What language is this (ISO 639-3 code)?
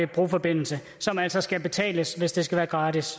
dan